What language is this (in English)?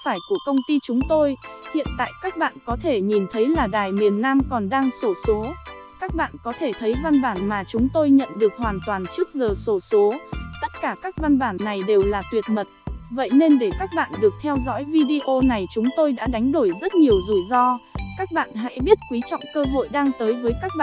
Vietnamese